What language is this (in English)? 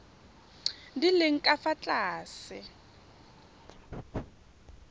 Tswana